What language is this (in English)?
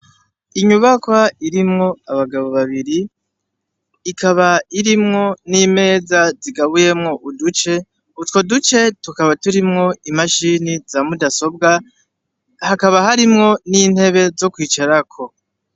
Rundi